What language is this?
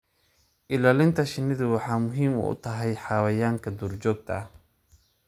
Somali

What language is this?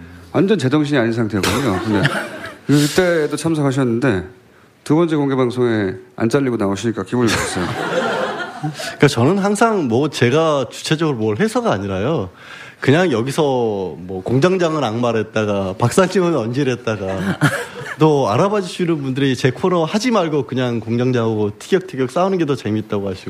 Korean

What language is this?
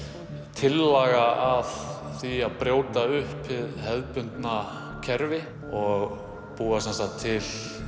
Icelandic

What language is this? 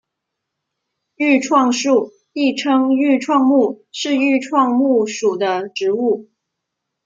Chinese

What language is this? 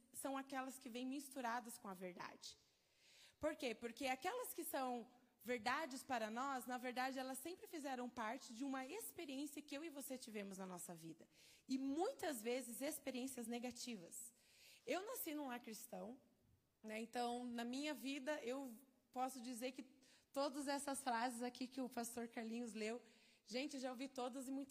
Portuguese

